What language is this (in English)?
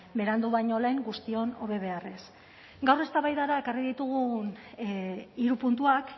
Basque